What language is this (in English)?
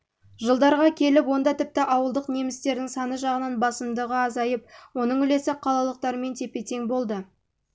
Kazakh